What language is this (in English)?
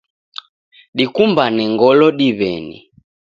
Taita